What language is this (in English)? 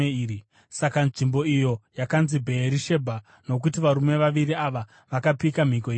Shona